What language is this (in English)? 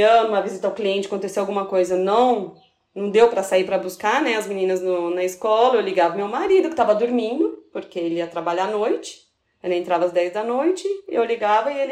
Portuguese